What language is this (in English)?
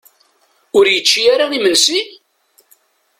Kabyle